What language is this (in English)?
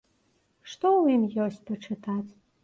Belarusian